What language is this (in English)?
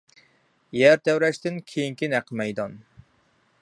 Uyghur